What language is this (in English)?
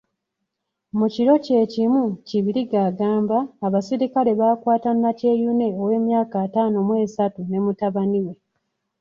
Ganda